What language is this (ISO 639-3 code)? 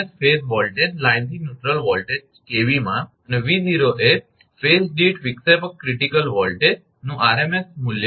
guj